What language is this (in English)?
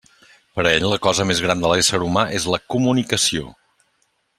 Catalan